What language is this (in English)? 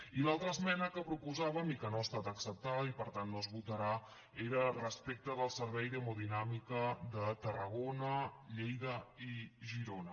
Catalan